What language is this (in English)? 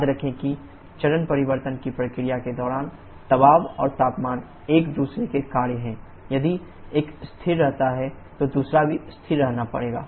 Hindi